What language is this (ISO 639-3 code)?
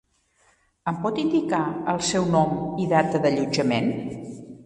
cat